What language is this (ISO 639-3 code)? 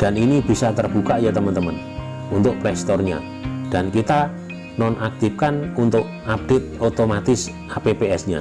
ind